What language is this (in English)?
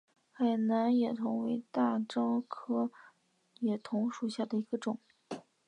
Chinese